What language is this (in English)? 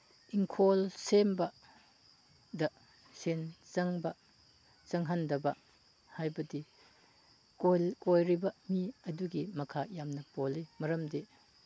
Manipuri